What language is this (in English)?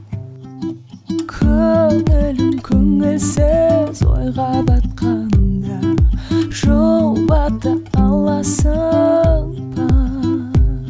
Kazakh